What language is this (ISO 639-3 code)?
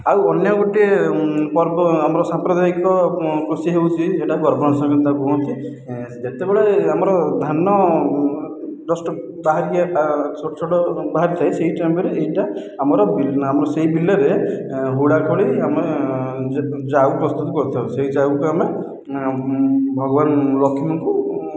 ori